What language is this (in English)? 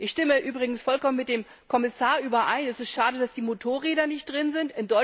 German